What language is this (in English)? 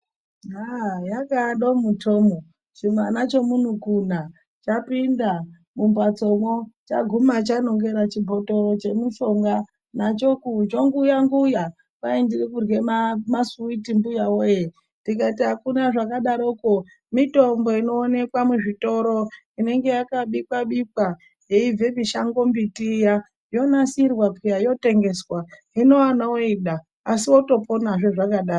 Ndau